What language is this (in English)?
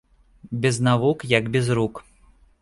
Belarusian